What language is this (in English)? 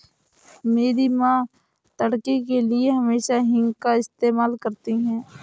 Hindi